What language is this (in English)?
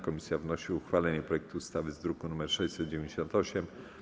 Polish